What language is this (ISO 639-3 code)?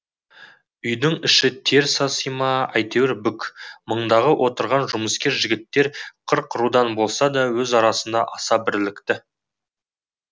kaz